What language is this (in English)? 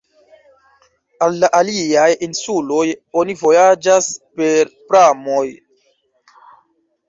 Esperanto